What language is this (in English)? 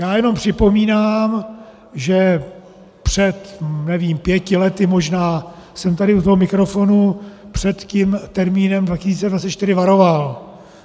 Czech